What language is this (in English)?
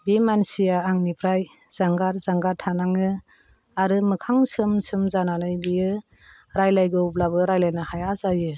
Bodo